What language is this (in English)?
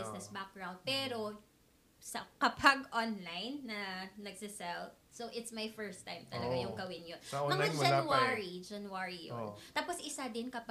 Filipino